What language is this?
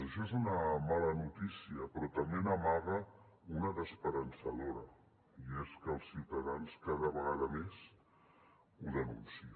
Catalan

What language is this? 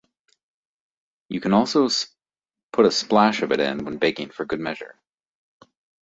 English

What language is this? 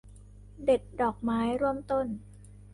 Thai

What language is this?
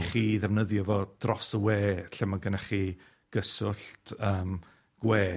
Welsh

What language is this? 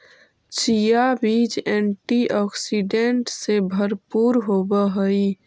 Magahi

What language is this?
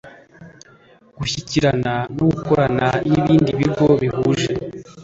Kinyarwanda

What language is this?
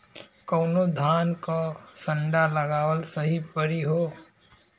Bhojpuri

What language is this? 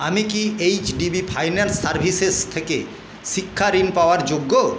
Bangla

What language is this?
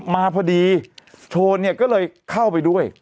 Thai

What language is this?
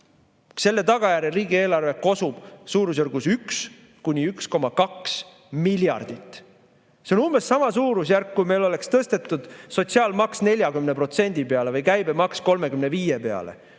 Estonian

